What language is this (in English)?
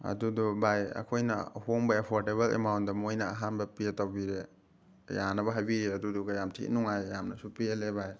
Manipuri